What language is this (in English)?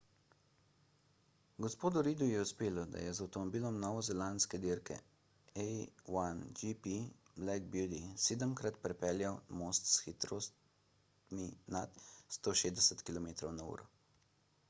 Slovenian